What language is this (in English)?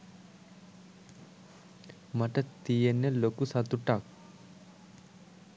Sinhala